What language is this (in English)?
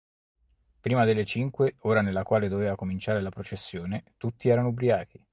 Italian